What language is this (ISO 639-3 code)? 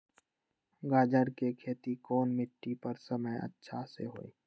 mag